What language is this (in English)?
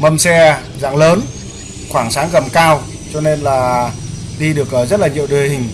Vietnamese